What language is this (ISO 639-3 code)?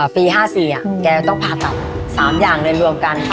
tha